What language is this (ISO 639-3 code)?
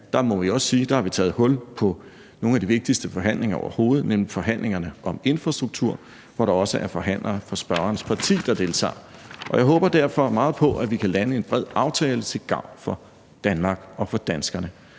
dan